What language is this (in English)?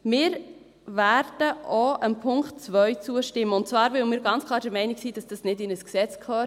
Swiss German